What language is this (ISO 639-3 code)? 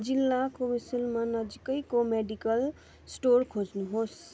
nep